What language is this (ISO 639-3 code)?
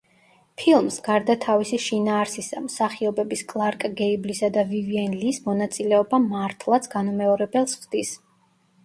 kat